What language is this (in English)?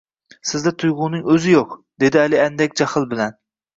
Uzbek